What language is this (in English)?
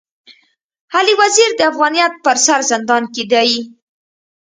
Pashto